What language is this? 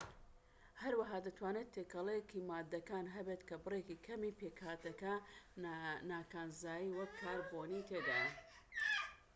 Central Kurdish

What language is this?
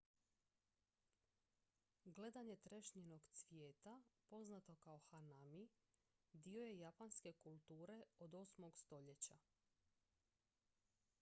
Croatian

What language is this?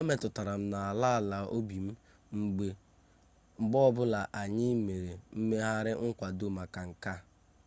Igbo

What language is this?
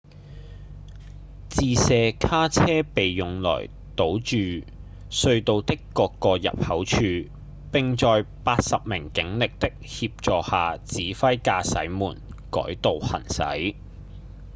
Cantonese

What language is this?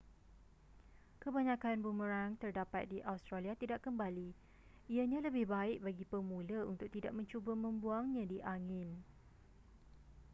Malay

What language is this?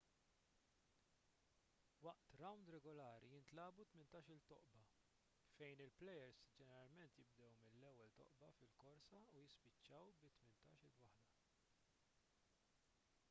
Maltese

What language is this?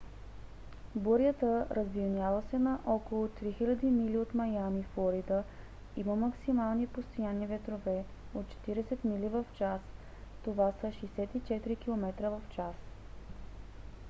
Bulgarian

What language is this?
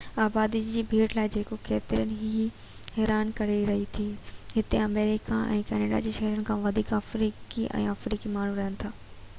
Sindhi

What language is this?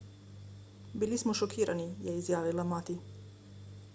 Slovenian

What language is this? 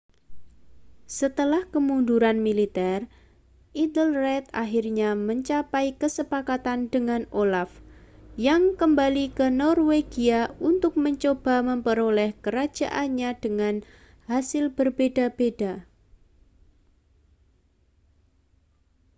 Indonesian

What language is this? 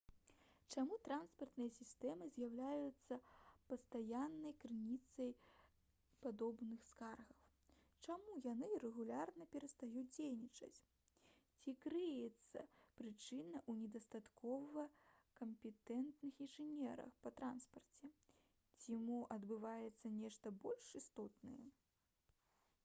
Belarusian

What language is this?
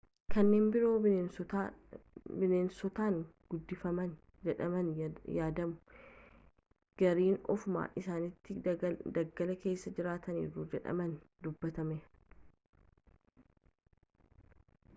Oromo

